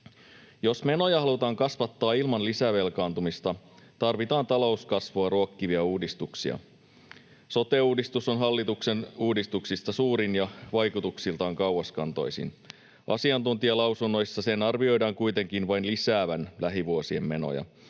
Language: Finnish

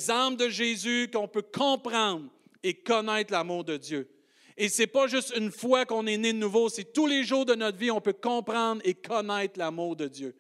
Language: French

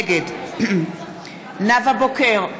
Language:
Hebrew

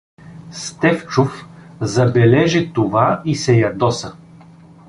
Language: Bulgarian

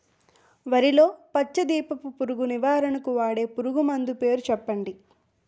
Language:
Telugu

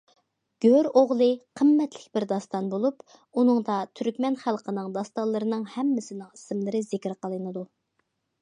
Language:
Uyghur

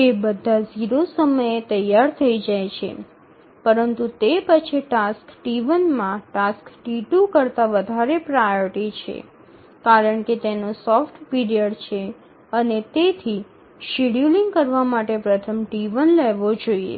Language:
Gujarati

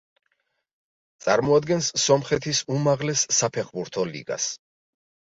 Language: Georgian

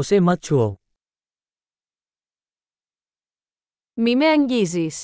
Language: Greek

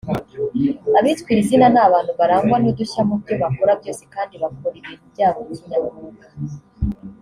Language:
Kinyarwanda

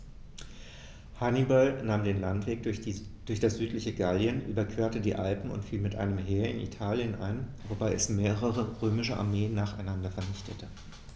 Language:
German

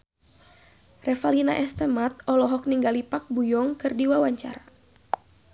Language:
Sundanese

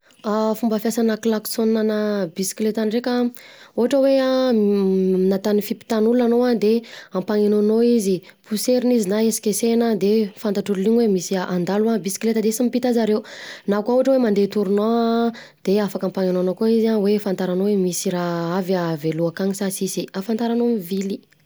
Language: Southern Betsimisaraka Malagasy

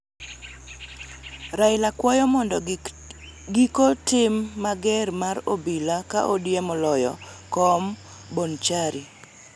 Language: Luo (Kenya and Tanzania)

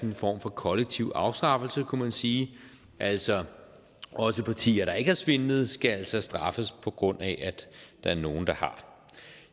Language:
Danish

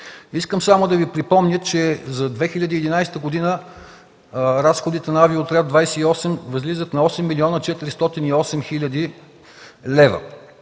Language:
Bulgarian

